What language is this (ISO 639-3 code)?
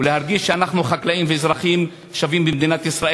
heb